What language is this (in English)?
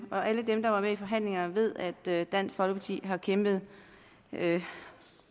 Danish